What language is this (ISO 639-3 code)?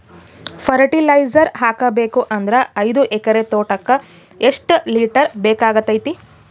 kan